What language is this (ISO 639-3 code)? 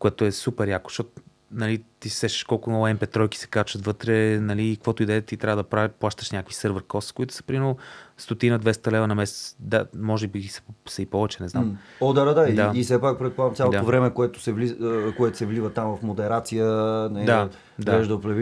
bul